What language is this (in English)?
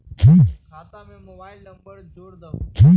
Magahi